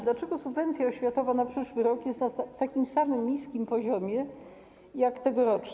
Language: Polish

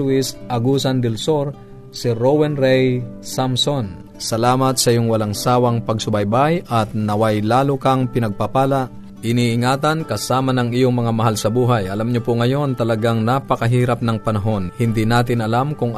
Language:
Filipino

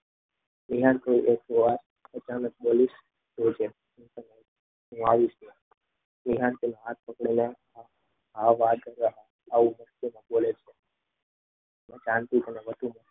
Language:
Gujarati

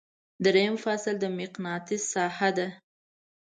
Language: Pashto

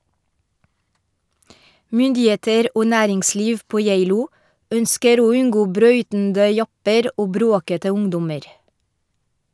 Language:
Norwegian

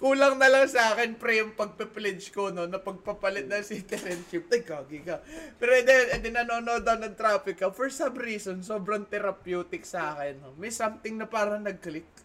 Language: Filipino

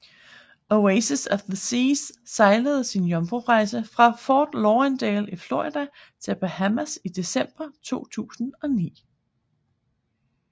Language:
Danish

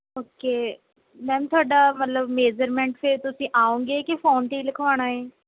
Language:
Punjabi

